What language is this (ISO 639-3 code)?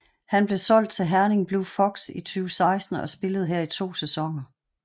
dan